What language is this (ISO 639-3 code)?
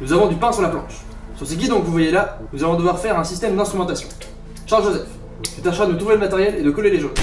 fra